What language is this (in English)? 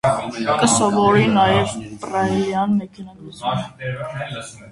Armenian